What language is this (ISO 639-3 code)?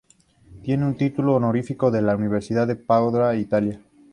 spa